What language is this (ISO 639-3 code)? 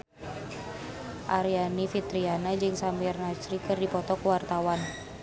sun